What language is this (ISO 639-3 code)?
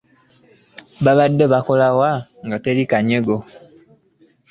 lug